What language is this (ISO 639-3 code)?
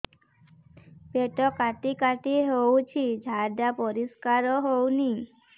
ori